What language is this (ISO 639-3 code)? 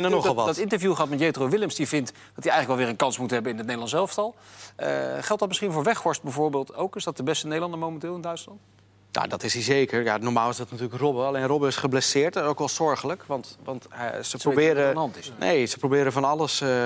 nld